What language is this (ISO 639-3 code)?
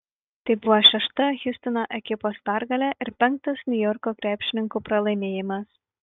lit